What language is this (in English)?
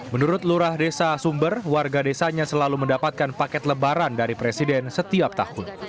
Indonesian